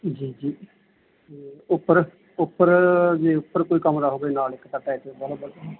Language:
Punjabi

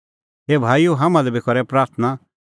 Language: Kullu Pahari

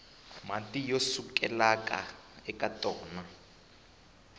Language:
Tsonga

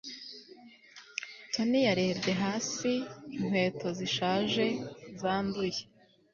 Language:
Kinyarwanda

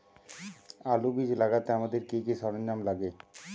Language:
Bangla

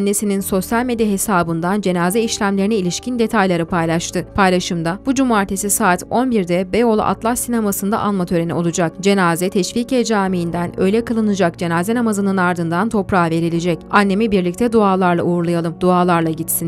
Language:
Turkish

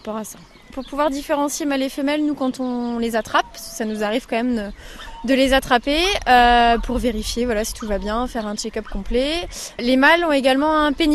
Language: French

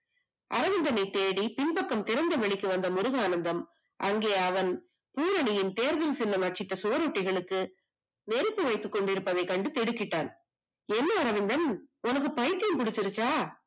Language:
Tamil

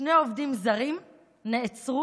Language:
Hebrew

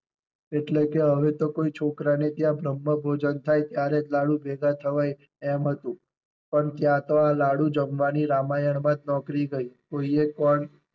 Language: Gujarati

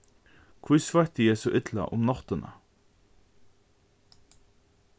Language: Faroese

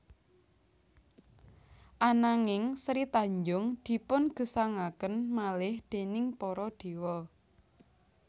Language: Javanese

